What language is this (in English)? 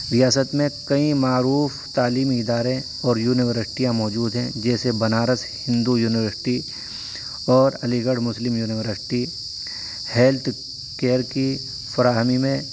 Urdu